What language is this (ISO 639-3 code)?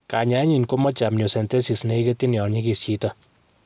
kln